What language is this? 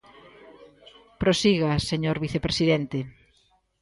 Galician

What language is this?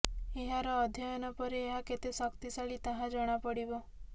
Odia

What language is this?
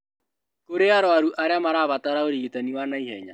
Kikuyu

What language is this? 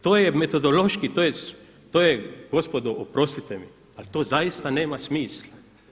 Croatian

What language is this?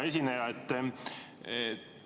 Estonian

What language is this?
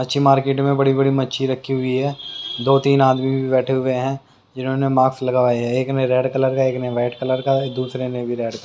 Hindi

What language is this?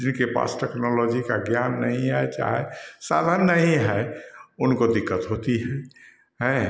Hindi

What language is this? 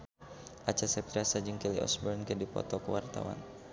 Sundanese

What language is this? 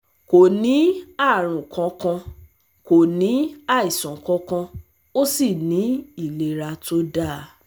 Yoruba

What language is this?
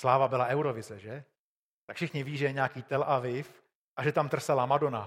Czech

